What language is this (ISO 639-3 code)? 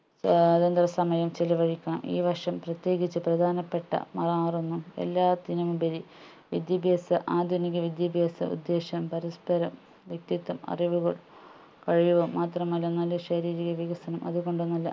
mal